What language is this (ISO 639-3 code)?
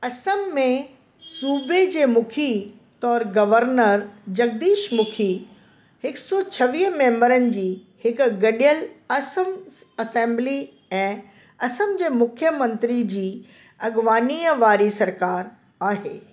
snd